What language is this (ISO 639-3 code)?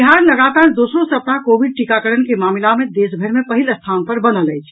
mai